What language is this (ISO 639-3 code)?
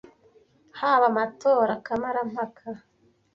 kin